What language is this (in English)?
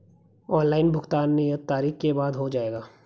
Hindi